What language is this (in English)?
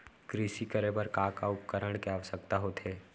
Chhattisgarhi